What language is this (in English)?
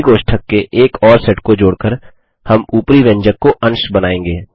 Hindi